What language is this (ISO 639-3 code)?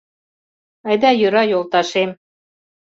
chm